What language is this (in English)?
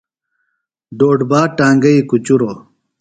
Phalura